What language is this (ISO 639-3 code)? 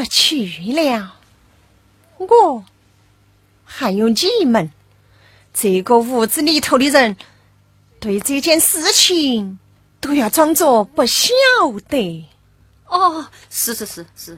zho